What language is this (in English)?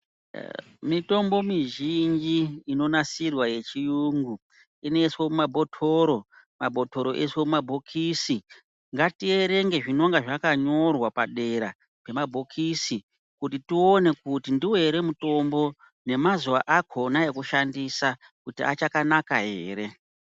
Ndau